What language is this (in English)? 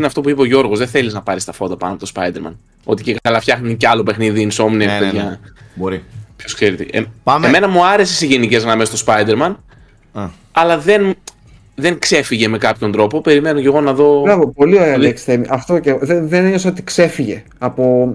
Greek